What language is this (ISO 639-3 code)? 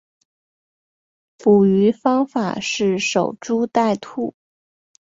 zho